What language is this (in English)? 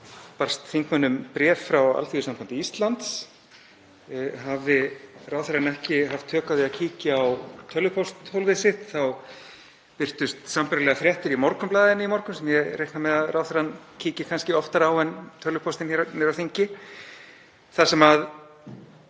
Icelandic